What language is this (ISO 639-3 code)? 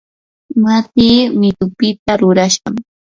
qur